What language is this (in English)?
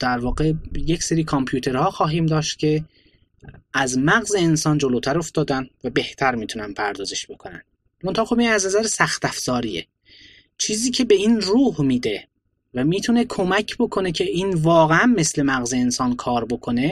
Persian